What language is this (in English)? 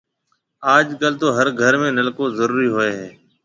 Marwari (Pakistan)